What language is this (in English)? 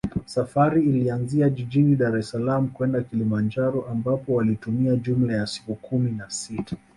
Swahili